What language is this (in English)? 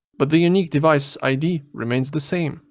English